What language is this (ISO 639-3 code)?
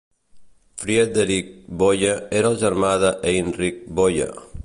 cat